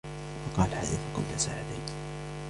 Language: Arabic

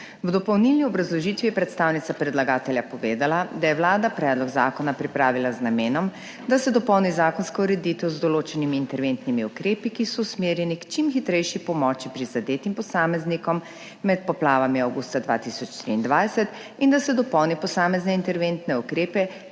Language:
Slovenian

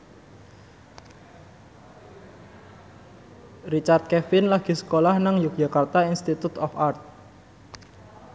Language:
Javanese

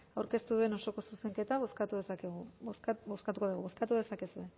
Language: Basque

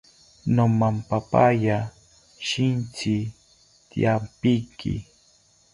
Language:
South Ucayali Ashéninka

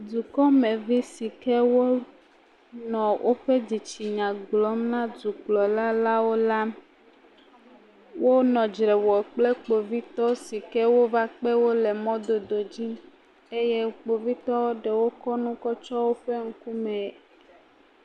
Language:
Ewe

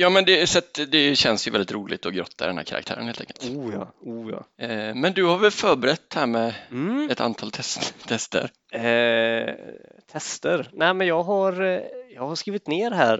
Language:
Swedish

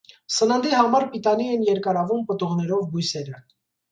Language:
Armenian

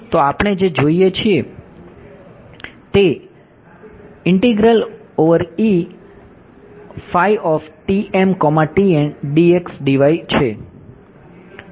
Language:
Gujarati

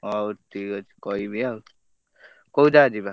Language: Odia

